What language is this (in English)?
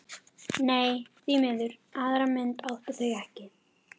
Icelandic